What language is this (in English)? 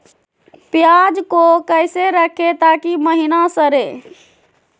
Magahi